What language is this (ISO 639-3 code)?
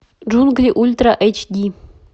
rus